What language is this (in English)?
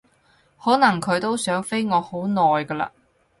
Cantonese